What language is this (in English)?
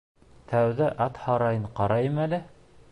Bashkir